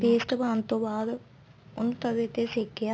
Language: Punjabi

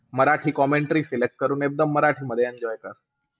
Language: Marathi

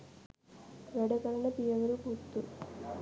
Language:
Sinhala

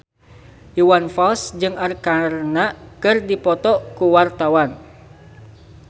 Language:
Sundanese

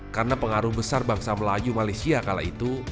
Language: Indonesian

